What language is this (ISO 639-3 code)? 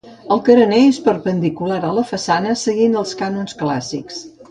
cat